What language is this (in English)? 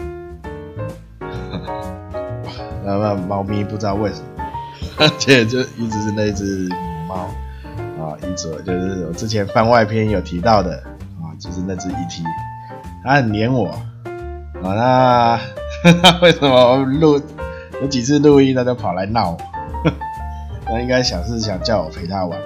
Chinese